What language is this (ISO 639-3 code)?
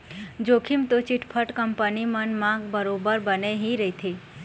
hne